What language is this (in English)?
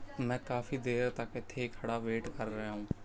Punjabi